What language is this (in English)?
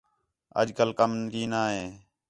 Khetrani